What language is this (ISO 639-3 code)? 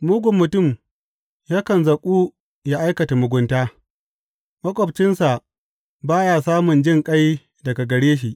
hau